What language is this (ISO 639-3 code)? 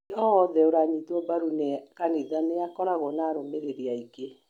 kik